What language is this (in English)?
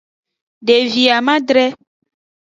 Aja (Benin)